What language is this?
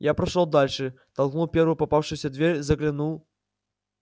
Russian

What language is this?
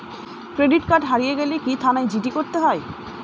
Bangla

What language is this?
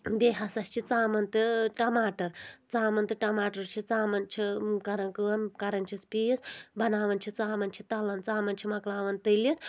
Kashmiri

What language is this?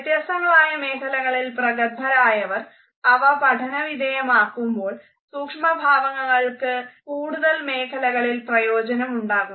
Malayalam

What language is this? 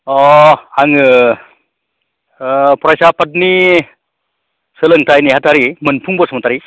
Bodo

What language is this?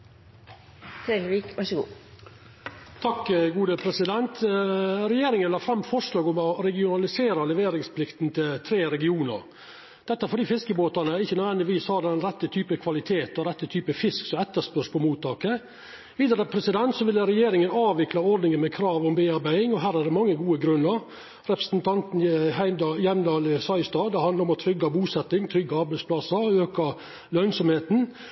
Norwegian Nynorsk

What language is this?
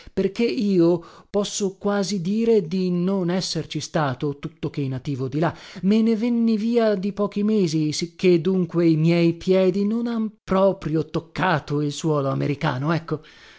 Italian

